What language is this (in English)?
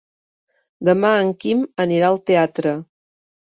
Catalan